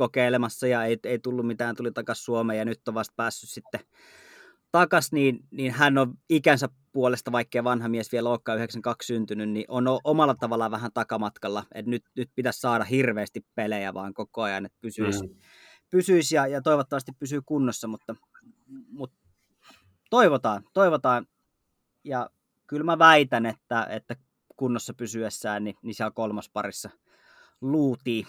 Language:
Finnish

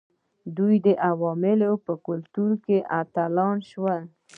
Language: Pashto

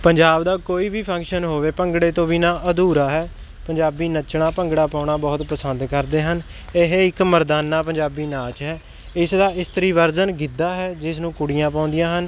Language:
Punjabi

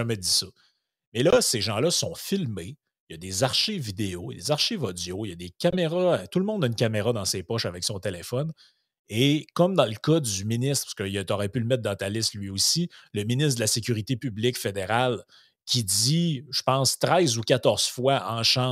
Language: French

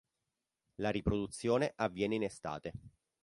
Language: Italian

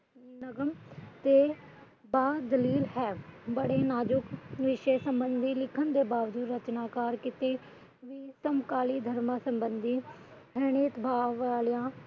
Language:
Punjabi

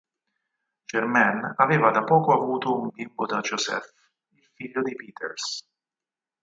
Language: Italian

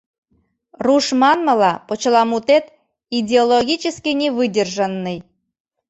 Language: Mari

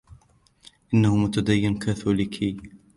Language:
Arabic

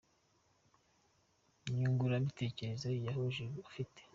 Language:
Kinyarwanda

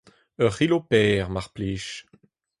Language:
Breton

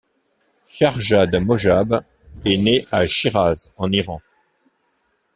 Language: French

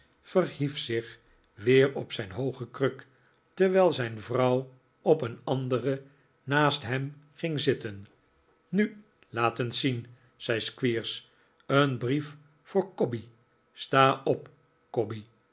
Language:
Dutch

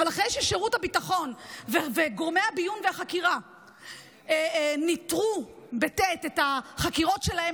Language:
Hebrew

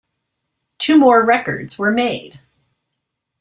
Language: English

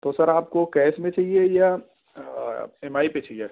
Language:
Urdu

